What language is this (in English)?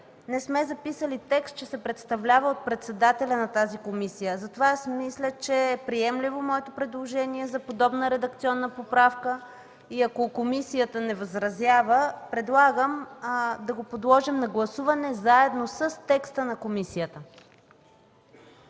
Bulgarian